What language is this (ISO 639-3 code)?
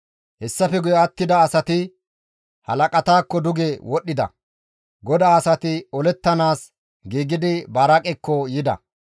gmv